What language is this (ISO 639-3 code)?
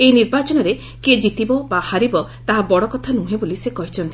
ori